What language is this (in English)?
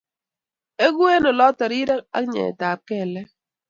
Kalenjin